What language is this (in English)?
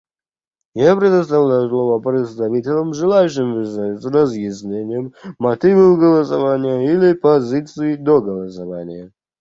Russian